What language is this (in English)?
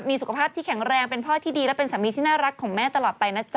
Thai